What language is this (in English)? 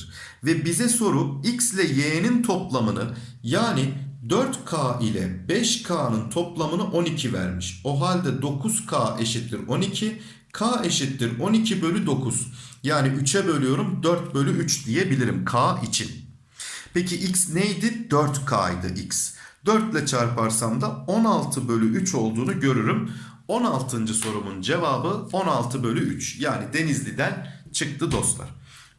Turkish